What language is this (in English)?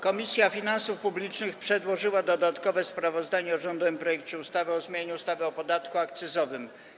Polish